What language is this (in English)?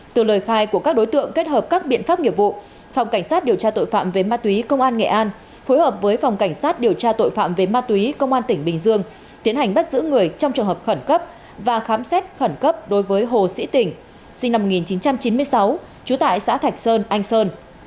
Vietnamese